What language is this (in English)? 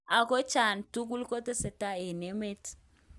Kalenjin